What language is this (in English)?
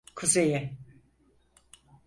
Turkish